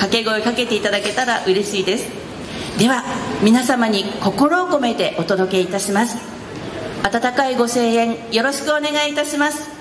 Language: Japanese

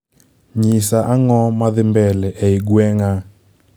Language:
Luo (Kenya and Tanzania)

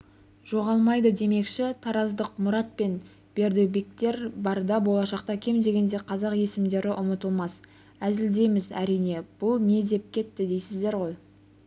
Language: Kazakh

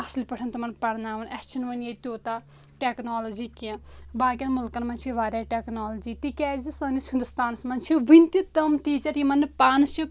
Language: Kashmiri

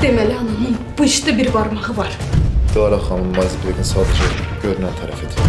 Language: Turkish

